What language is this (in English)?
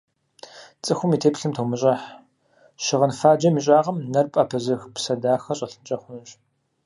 Kabardian